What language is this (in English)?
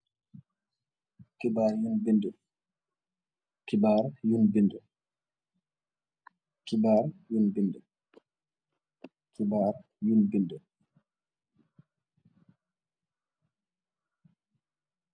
Wolof